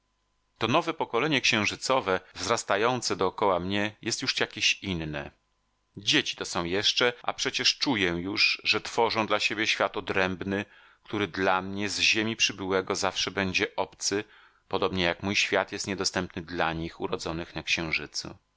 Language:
Polish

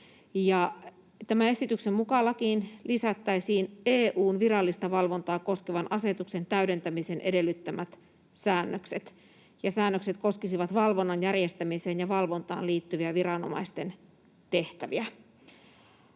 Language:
Finnish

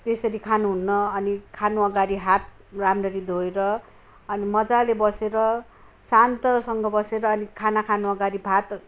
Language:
Nepali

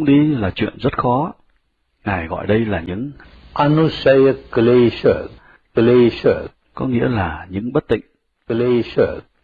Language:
Vietnamese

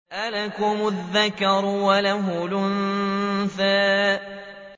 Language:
Arabic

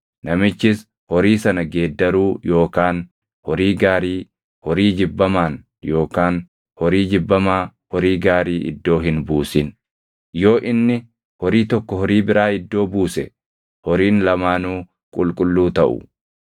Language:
Oromo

